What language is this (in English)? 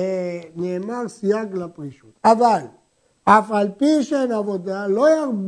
Hebrew